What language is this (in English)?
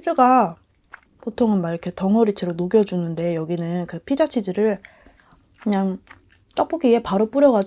Korean